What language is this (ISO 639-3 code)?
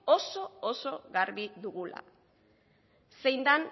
eus